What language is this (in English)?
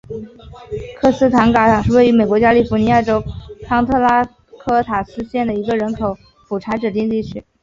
Chinese